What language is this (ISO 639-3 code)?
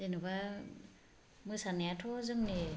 brx